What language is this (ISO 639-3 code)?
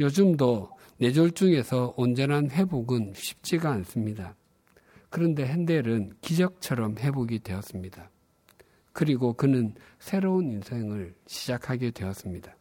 kor